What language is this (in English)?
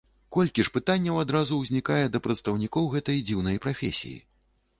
Belarusian